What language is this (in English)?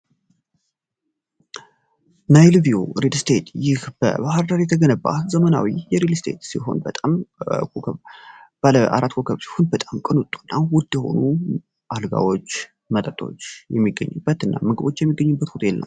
Amharic